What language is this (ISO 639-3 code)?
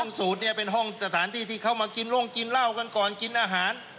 tha